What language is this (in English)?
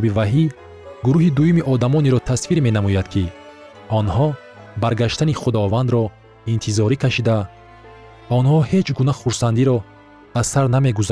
Persian